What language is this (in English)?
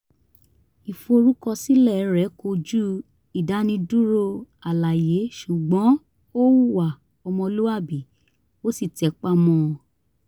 Yoruba